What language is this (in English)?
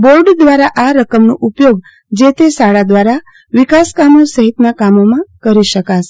Gujarati